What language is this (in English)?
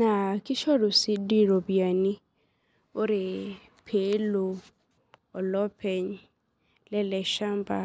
Masai